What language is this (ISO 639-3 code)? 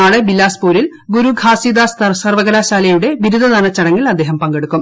mal